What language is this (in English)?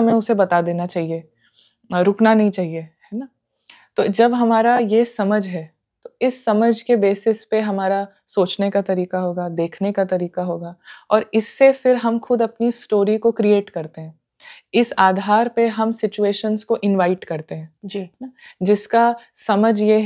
Hindi